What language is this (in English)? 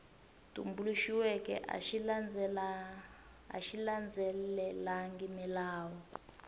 Tsonga